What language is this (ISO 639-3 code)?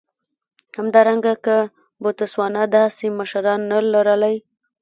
pus